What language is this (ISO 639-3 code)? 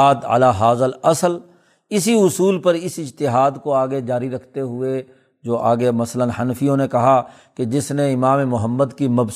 urd